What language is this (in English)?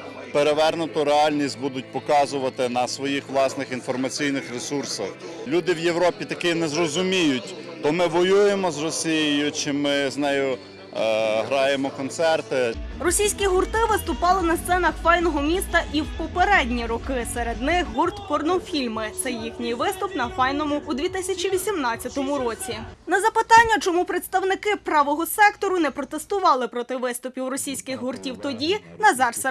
Ukrainian